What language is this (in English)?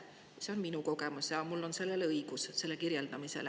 Estonian